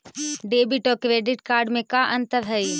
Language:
Magahi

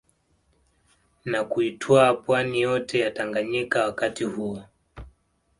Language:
Swahili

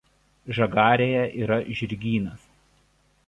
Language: Lithuanian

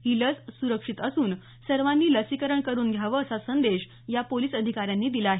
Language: Marathi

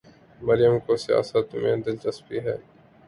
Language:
Urdu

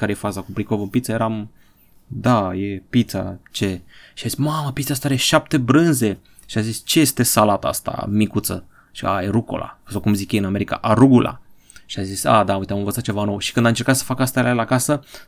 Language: Romanian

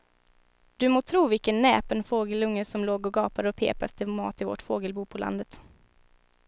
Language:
Swedish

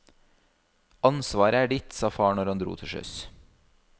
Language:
Norwegian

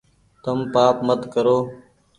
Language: Goaria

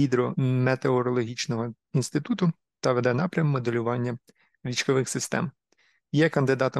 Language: Ukrainian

